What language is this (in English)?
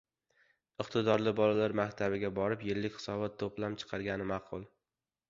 Uzbek